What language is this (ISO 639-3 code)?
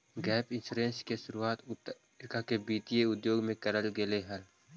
mag